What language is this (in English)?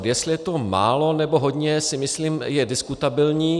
Czech